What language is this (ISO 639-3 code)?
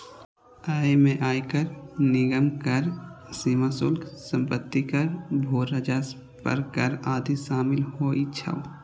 mai